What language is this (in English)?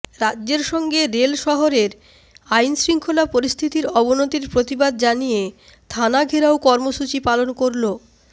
Bangla